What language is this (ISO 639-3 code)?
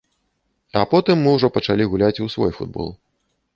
bel